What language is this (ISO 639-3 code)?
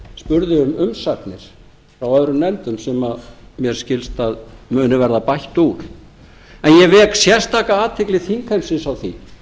isl